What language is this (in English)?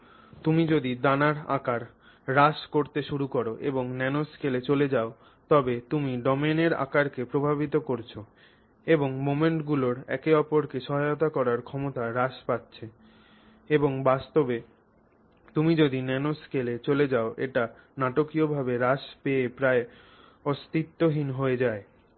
Bangla